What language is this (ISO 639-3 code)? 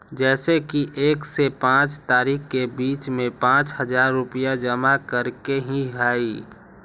mag